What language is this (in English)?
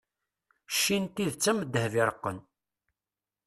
Kabyle